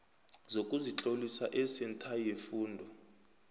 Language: South Ndebele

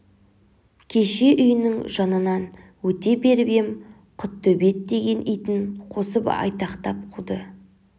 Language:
Kazakh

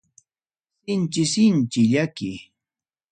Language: Ayacucho Quechua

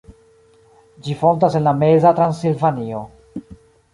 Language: Esperanto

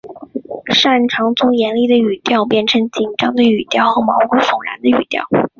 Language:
Chinese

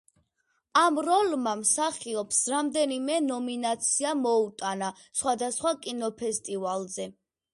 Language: Georgian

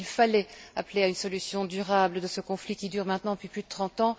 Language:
French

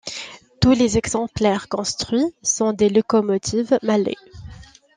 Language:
French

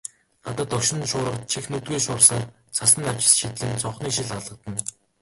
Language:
Mongolian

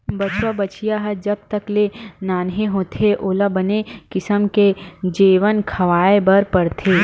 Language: Chhattisgarhi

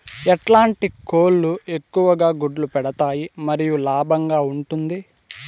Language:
Telugu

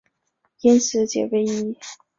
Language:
Chinese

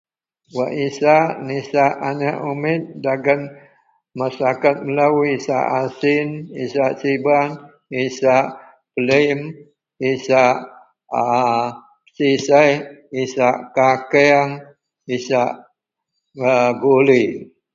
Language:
Central Melanau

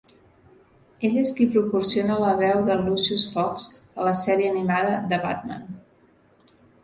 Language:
Catalan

